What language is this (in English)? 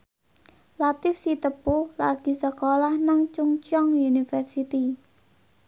Javanese